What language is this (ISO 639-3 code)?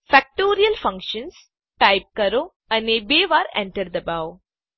guj